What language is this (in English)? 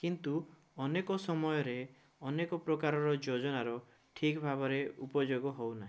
Odia